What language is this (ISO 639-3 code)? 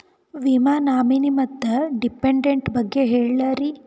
kan